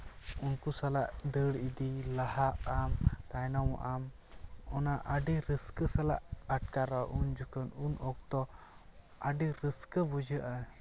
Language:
Santali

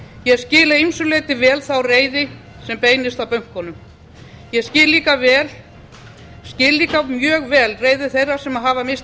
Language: Icelandic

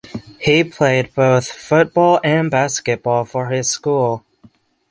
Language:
English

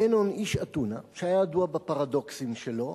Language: Hebrew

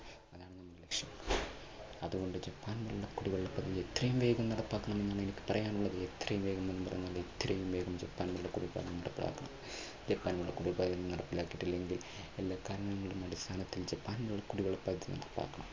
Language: Malayalam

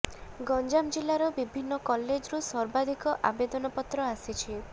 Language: Odia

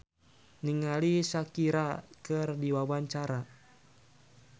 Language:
Sundanese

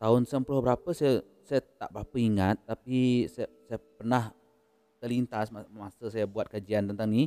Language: Malay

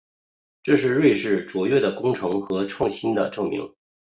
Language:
Chinese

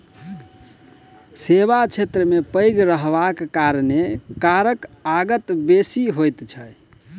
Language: Maithili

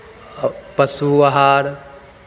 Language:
Maithili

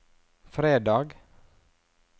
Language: Norwegian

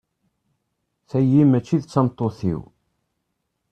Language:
Kabyle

